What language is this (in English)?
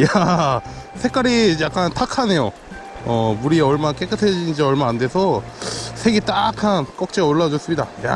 Korean